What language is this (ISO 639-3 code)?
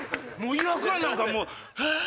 jpn